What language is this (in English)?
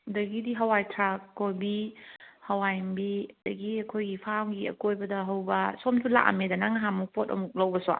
Manipuri